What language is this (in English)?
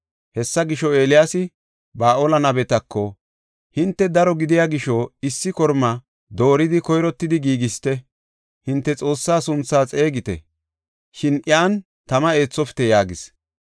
Gofa